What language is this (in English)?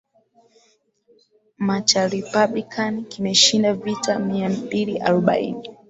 Swahili